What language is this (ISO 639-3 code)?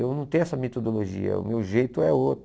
por